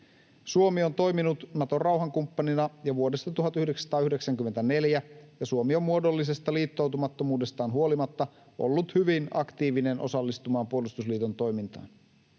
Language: Finnish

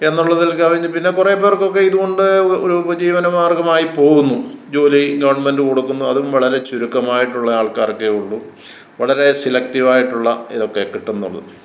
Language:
Malayalam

